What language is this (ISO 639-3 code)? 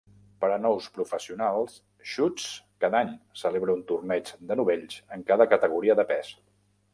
cat